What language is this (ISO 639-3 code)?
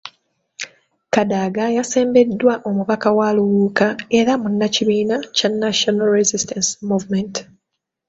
lug